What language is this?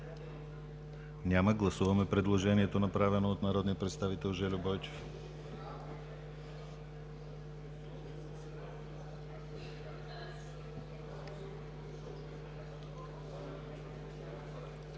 Bulgarian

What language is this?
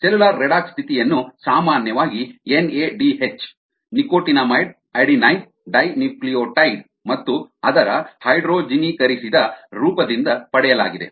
Kannada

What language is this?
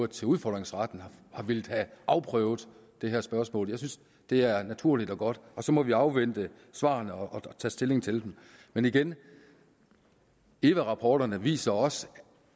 Danish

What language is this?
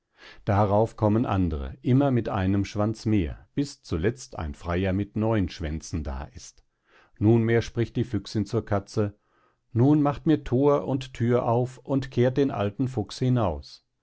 German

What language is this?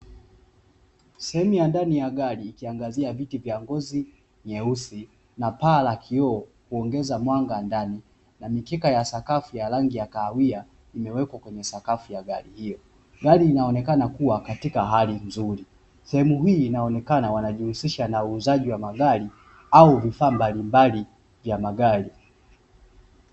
Swahili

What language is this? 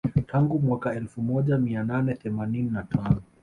Swahili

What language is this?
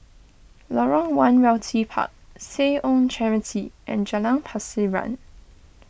English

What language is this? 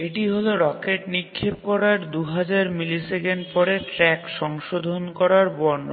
Bangla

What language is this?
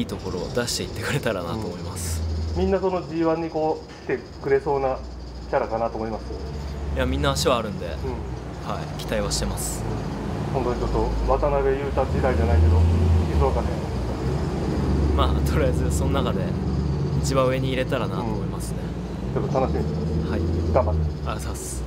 Japanese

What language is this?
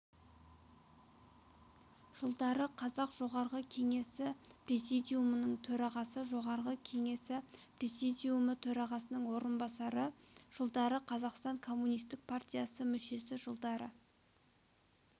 Kazakh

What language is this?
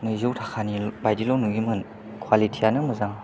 Bodo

